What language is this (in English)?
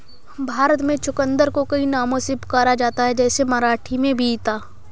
Hindi